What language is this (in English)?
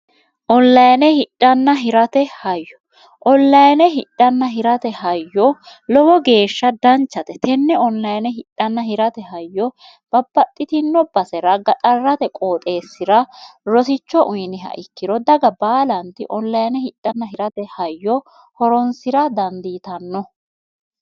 Sidamo